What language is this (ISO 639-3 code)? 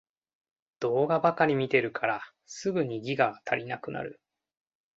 jpn